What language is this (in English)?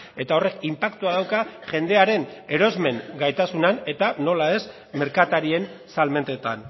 Basque